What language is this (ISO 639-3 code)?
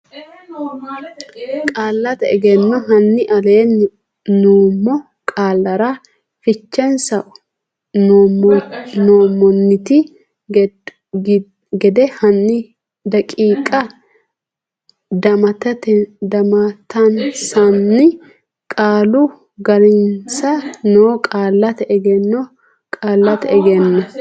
sid